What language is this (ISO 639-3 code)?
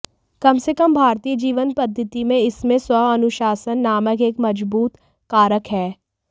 hin